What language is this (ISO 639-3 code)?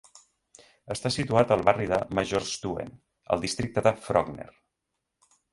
cat